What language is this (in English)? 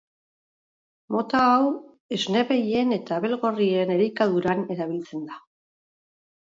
Basque